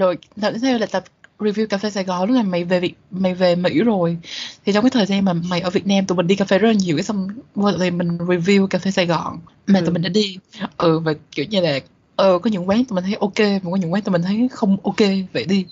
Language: Vietnamese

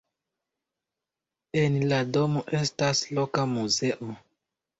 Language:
Esperanto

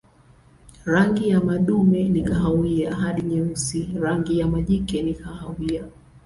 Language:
Swahili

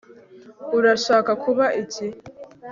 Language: Kinyarwanda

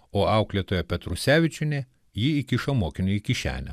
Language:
Lithuanian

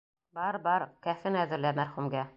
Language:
Bashkir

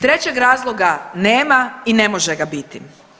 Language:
Croatian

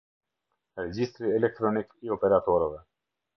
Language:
Albanian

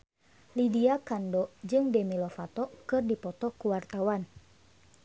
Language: Sundanese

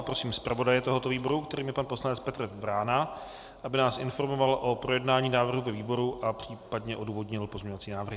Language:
Czech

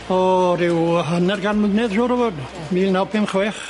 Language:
Welsh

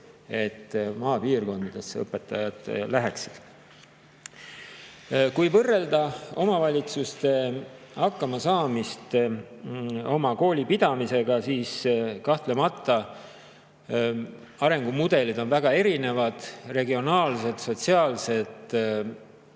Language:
Estonian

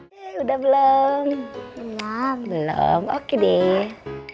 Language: Indonesian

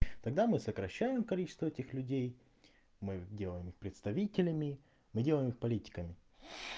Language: Russian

